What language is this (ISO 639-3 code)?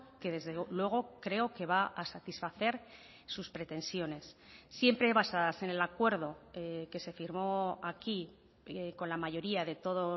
spa